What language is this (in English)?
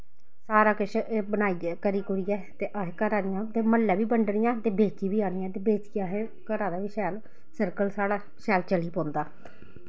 Dogri